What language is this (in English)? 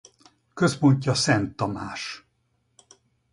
Hungarian